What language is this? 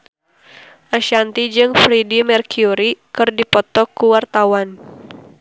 Sundanese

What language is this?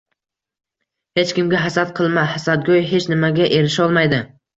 Uzbek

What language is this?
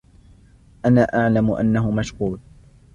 Arabic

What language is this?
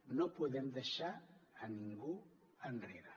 Catalan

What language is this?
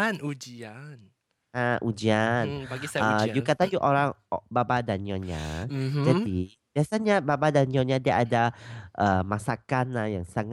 Malay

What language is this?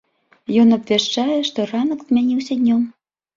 Belarusian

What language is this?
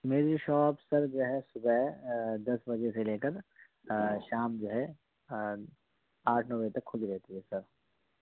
Urdu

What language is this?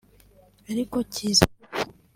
Kinyarwanda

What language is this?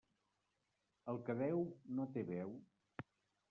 Catalan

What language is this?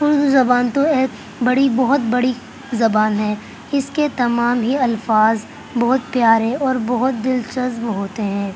Urdu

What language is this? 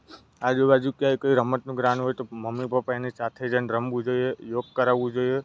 Gujarati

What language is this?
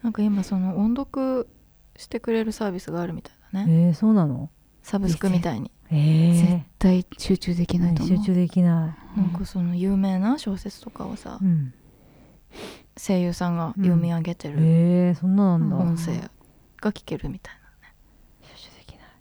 Japanese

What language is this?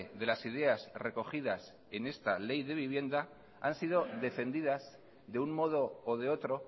Spanish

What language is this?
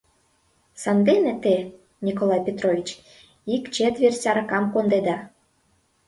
Mari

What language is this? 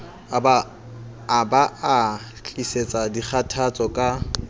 Southern Sotho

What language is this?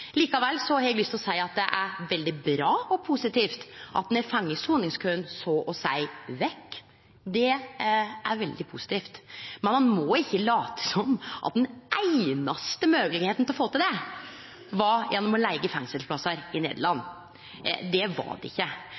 Norwegian Nynorsk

